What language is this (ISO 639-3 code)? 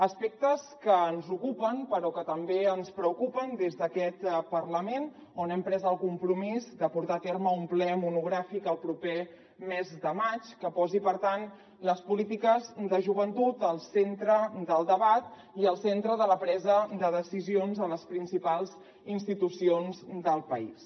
cat